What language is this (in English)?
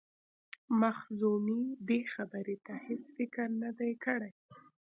Pashto